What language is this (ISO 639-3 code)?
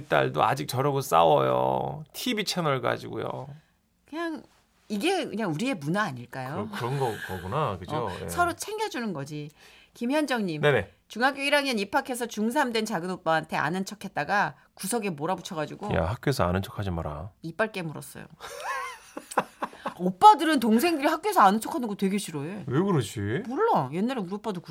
kor